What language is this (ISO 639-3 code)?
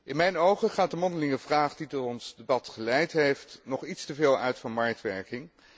nld